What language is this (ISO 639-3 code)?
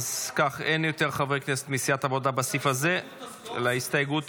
heb